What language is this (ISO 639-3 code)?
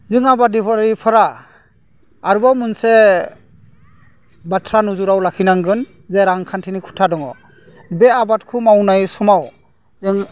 brx